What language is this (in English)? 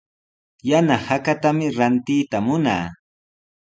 Sihuas Ancash Quechua